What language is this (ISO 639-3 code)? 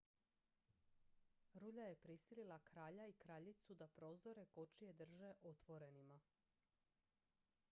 hrv